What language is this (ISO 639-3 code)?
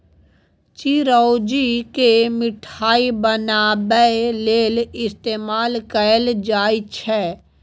mai